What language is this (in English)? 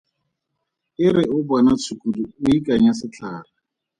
Tswana